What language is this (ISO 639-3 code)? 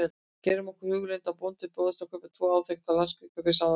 isl